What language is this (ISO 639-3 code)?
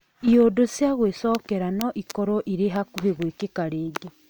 kik